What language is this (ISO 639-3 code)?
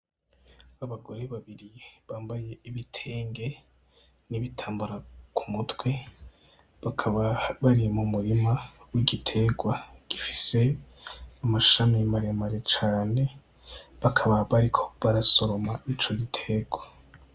run